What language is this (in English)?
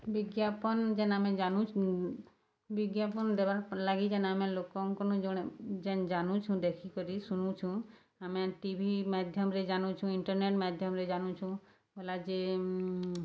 Odia